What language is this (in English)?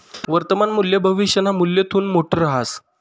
Marathi